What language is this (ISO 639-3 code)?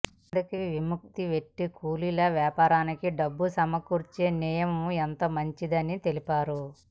tel